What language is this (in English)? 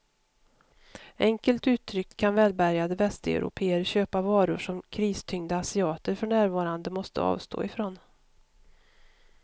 Swedish